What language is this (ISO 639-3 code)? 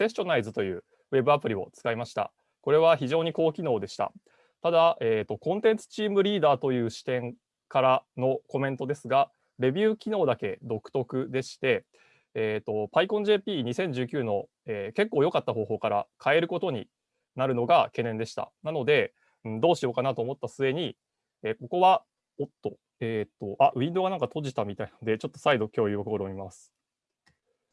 jpn